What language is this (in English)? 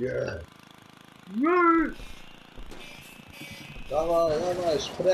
Polish